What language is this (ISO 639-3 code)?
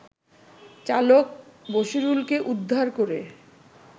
ben